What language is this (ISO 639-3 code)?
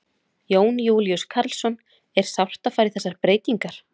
isl